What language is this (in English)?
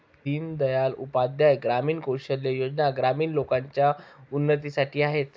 Marathi